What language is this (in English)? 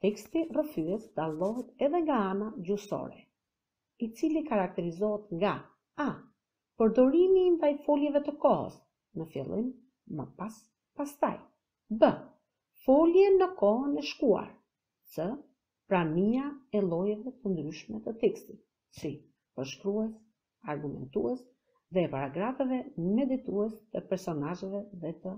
Romanian